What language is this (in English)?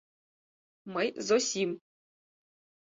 Mari